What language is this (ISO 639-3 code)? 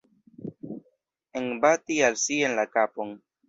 epo